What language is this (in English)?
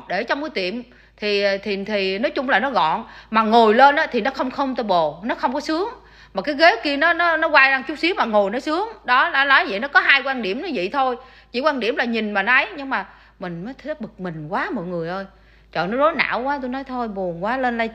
Vietnamese